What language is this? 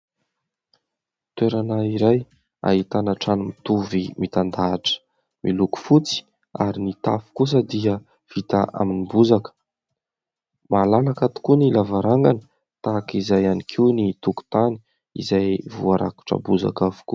Malagasy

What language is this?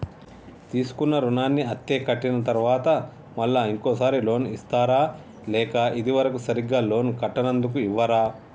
Telugu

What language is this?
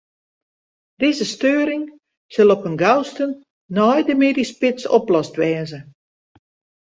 Western Frisian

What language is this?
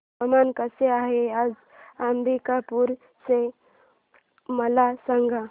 Marathi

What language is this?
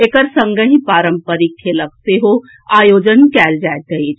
Maithili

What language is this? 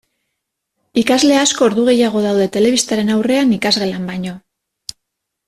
Basque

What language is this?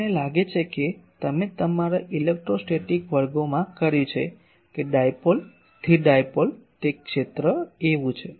Gujarati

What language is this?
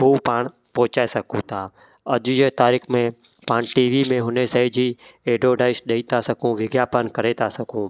Sindhi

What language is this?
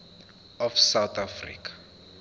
Zulu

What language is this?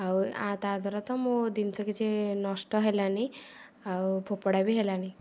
Odia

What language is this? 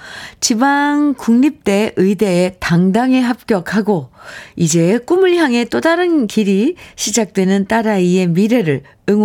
Korean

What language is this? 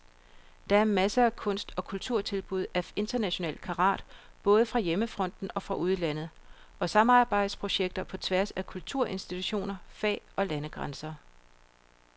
Danish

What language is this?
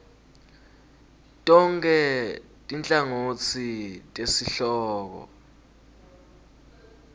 Swati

